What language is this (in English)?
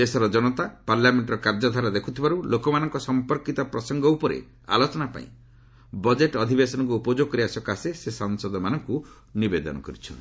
Odia